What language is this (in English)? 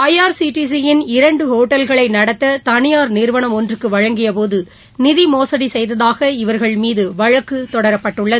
Tamil